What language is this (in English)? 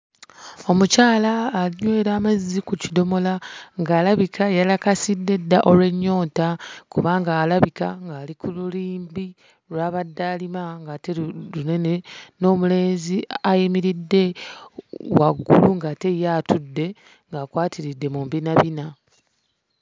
Ganda